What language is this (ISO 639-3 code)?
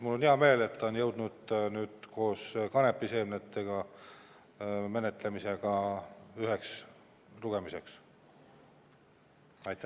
est